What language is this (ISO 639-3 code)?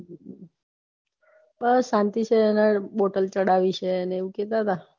guj